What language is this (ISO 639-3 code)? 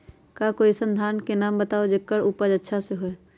mag